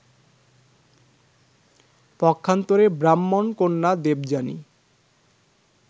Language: Bangla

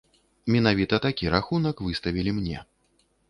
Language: Belarusian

